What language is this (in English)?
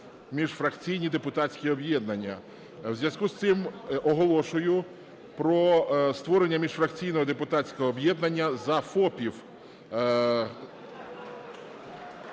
Ukrainian